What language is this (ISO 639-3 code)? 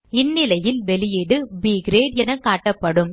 tam